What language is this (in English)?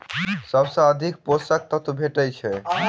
Maithili